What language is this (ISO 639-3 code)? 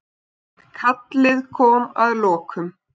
isl